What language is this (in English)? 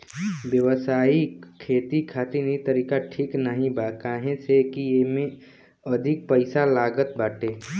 Bhojpuri